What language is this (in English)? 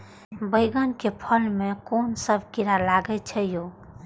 Maithili